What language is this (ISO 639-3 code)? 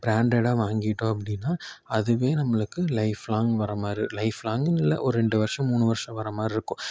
tam